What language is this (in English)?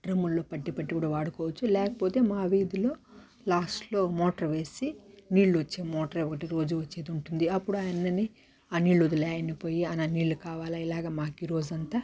Telugu